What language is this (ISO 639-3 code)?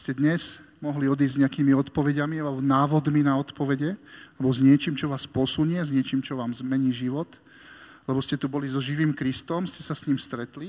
slk